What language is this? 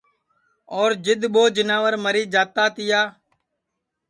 Sansi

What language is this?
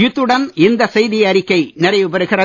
Tamil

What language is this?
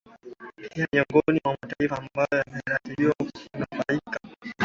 Swahili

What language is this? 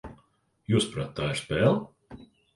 Latvian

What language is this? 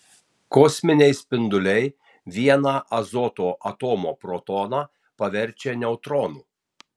Lithuanian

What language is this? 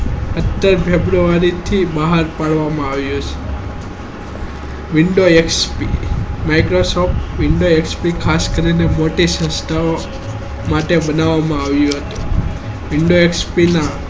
Gujarati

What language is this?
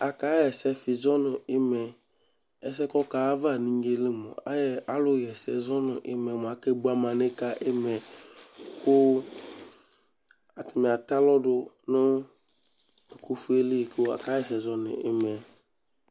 Ikposo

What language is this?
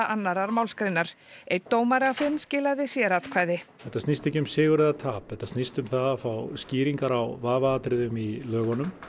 Icelandic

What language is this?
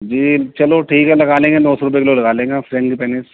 Urdu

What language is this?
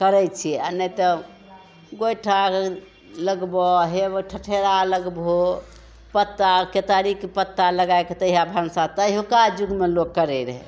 Maithili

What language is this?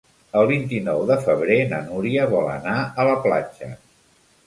Catalan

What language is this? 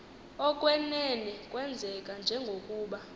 Xhosa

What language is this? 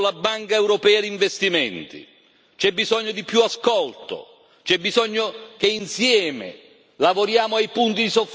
Italian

